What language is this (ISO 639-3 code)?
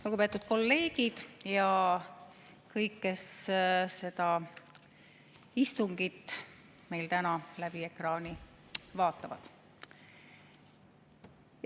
est